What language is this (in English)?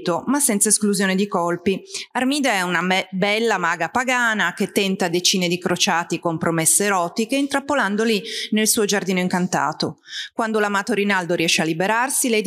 Italian